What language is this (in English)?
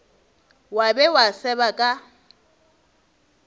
Northern Sotho